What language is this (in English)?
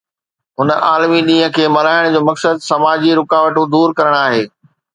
Sindhi